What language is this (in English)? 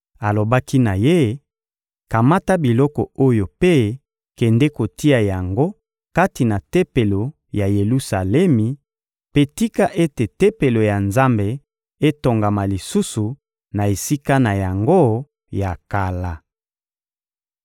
Lingala